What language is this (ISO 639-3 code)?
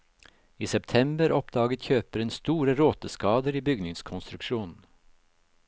nor